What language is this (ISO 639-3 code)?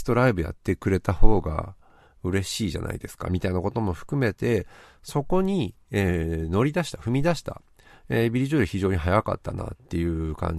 jpn